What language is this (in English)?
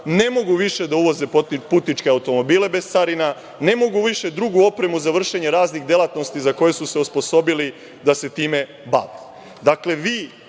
Serbian